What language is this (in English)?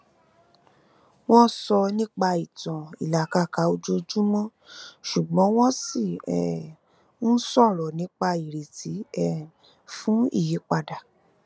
Yoruba